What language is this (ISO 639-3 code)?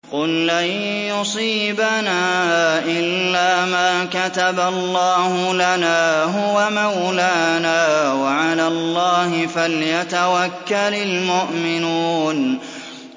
ara